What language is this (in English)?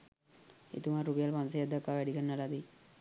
Sinhala